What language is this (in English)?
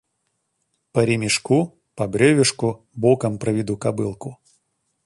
Russian